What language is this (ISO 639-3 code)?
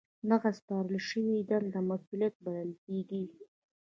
pus